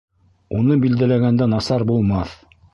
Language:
Bashkir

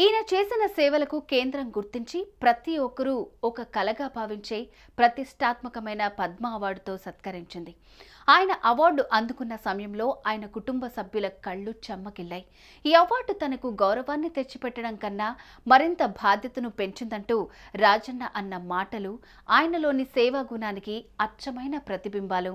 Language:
Telugu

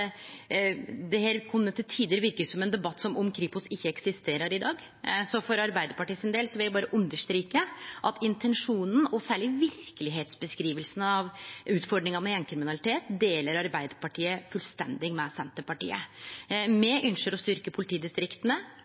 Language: Norwegian Nynorsk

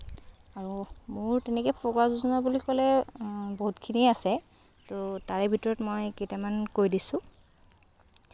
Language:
Assamese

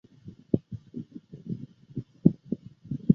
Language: Chinese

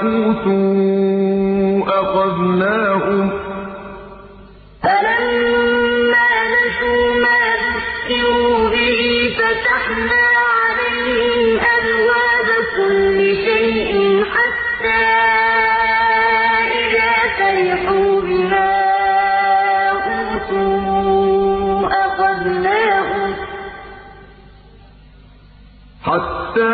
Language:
Arabic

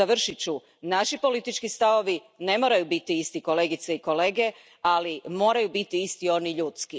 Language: Croatian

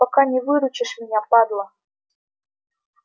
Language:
Russian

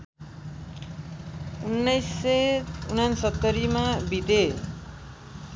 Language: Nepali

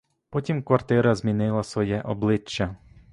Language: Ukrainian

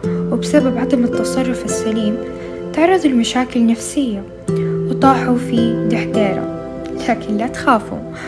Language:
Arabic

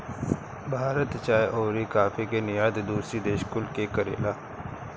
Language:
Bhojpuri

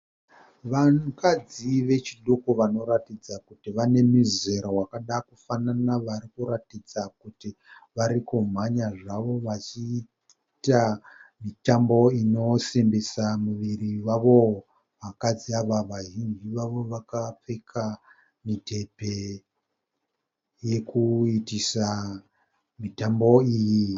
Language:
Shona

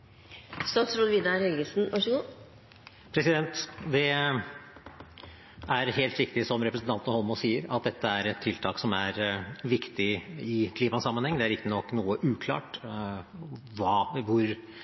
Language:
Norwegian Bokmål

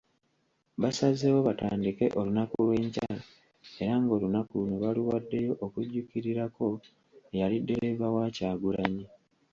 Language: Ganda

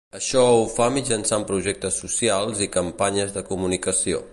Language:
Catalan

